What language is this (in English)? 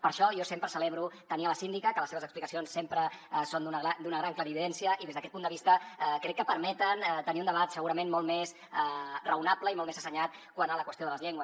Catalan